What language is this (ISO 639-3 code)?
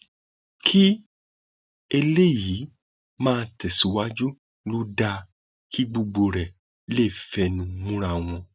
yor